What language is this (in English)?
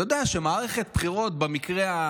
Hebrew